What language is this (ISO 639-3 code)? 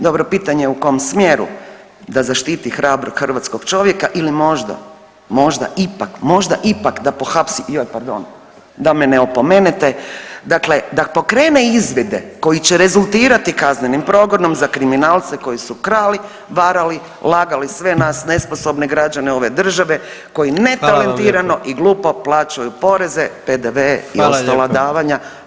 hrv